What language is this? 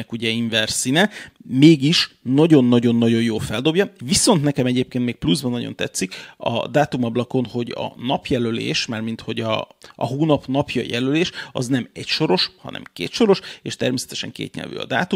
Hungarian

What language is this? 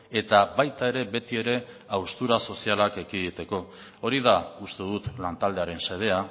Basque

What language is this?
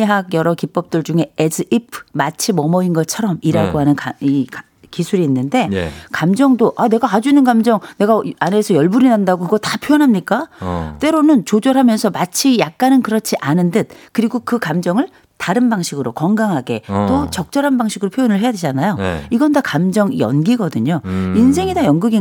Korean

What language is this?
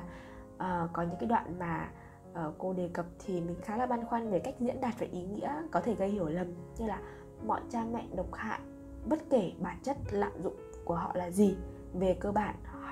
Vietnamese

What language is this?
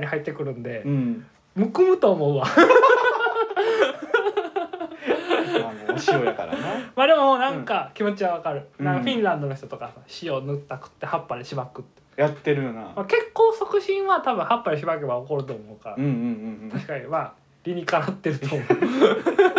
Japanese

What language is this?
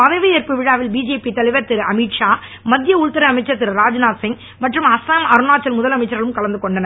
Tamil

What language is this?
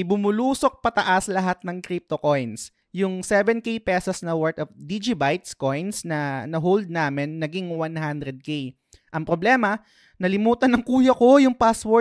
Filipino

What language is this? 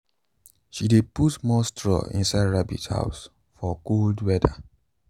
Nigerian Pidgin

